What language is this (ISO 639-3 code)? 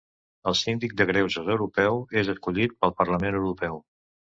cat